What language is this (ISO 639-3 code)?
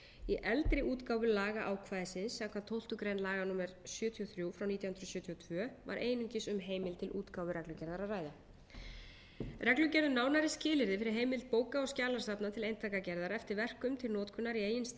isl